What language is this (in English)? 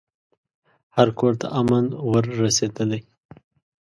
Pashto